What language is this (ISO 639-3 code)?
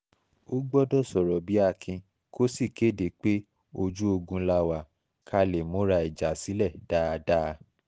yor